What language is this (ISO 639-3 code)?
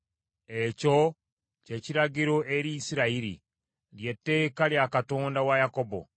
lug